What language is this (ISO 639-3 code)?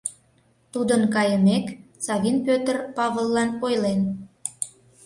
chm